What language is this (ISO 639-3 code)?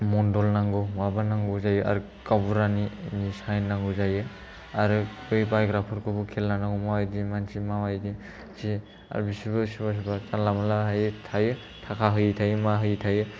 brx